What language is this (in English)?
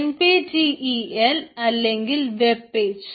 Malayalam